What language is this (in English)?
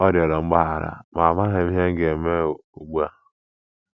Igbo